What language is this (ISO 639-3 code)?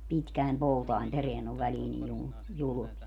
fin